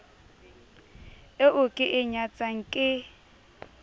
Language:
Southern Sotho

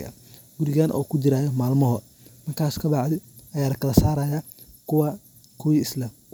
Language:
Somali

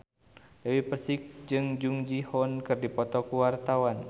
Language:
Sundanese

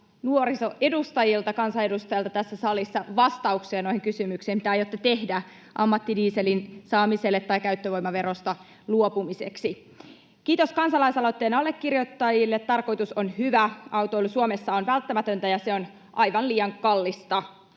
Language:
Finnish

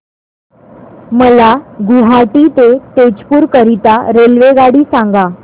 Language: Marathi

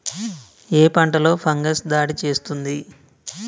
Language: Telugu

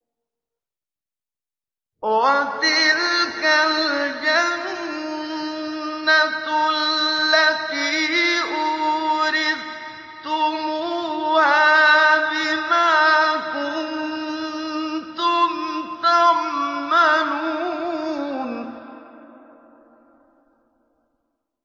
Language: Arabic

